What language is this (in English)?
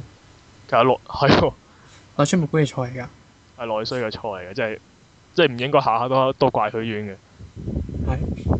Chinese